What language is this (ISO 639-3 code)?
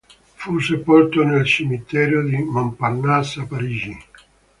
ita